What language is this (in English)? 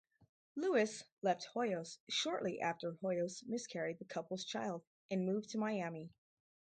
English